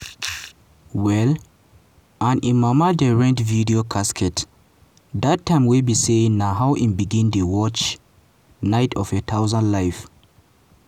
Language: Nigerian Pidgin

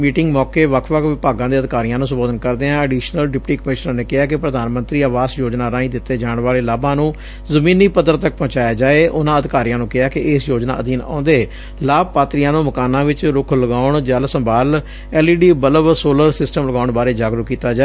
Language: Punjabi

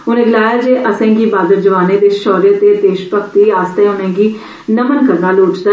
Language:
Dogri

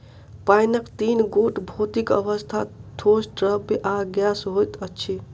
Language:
Maithili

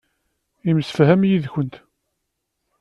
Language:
Kabyle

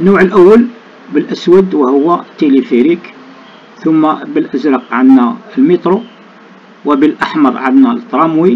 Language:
Arabic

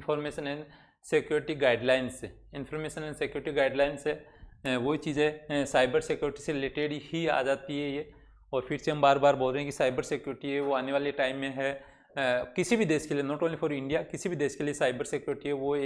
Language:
Hindi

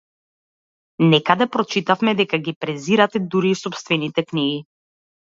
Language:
Macedonian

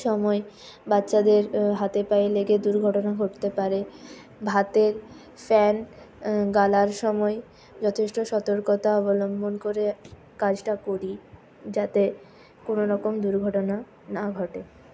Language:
Bangla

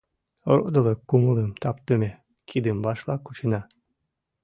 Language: Mari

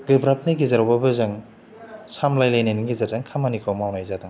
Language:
Bodo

